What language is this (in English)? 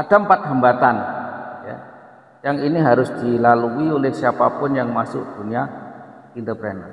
Indonesian